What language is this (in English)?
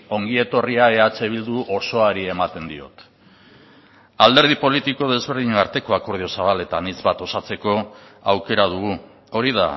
Basque